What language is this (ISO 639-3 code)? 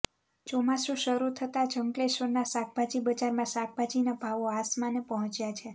guj